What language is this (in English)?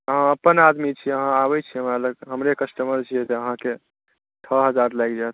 Maithili